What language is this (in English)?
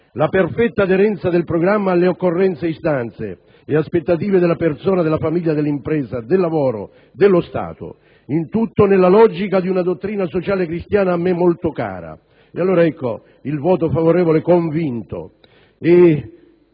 Italian